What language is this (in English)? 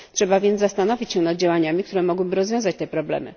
Polish